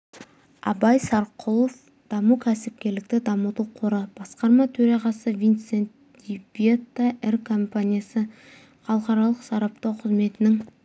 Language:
Kazakh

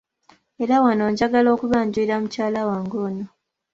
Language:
Ganda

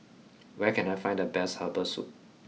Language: English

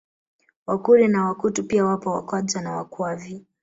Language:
Swahili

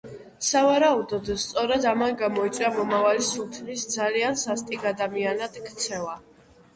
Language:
Georgian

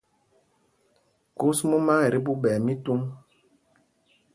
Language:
Mpumpong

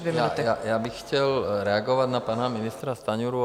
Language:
Czech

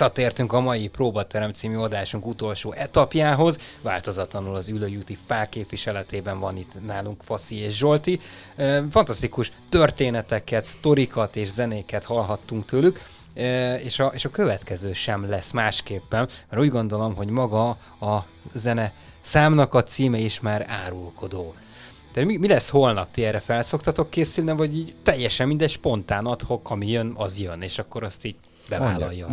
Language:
Hungarian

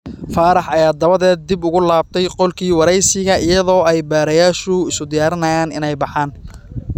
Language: Somali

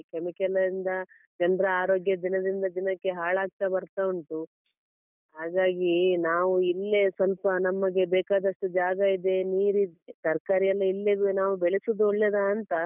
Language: Kannada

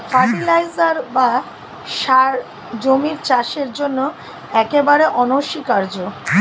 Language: Bangla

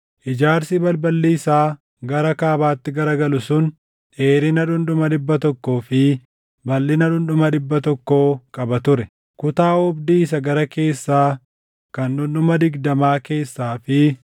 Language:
Oromo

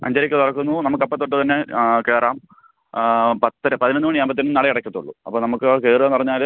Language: Malayalam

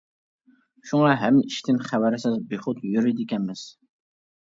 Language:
Uyghur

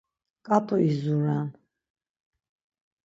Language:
Laz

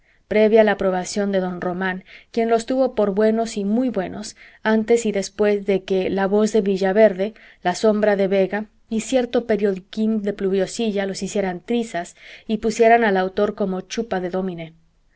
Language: Spanish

